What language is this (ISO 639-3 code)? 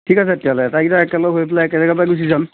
asm